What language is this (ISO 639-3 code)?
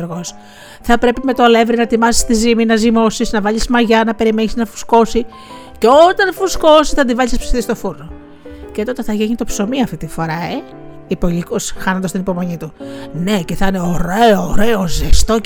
ell